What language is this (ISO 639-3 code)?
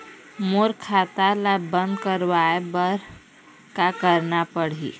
hne